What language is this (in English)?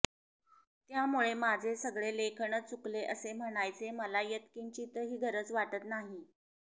Marathi